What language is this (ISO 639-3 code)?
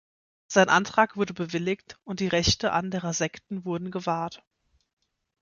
deu